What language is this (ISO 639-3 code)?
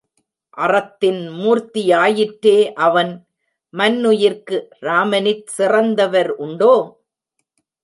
tam